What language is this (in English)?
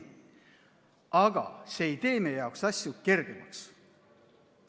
Estonian